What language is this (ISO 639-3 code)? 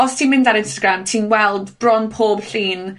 cym